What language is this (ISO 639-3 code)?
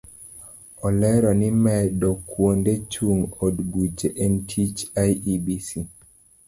luo